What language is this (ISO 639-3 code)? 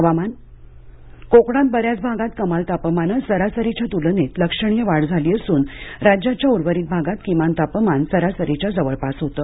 mar